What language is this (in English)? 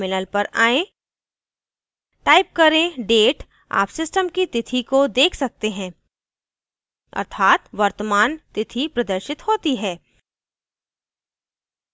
Hindi